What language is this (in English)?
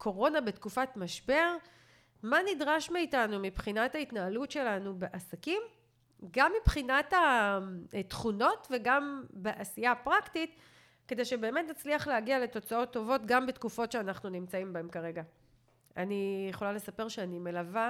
Hebrew